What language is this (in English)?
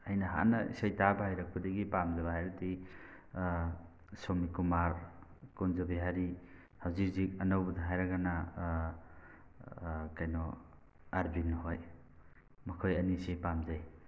Manipuri